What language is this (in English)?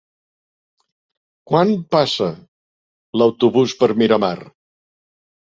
Catalan